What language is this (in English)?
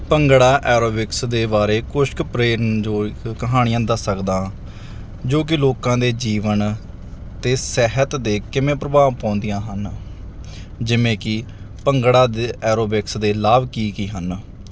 Punjabi